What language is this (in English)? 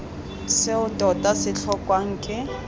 Tswana